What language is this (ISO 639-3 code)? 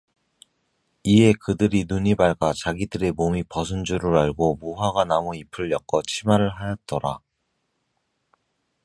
kor